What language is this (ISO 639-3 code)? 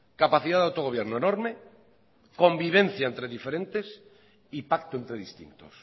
spa